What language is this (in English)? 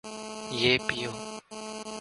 Urdu